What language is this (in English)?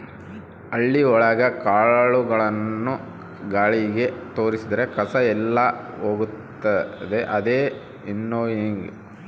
Kannada